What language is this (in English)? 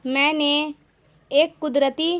Urdu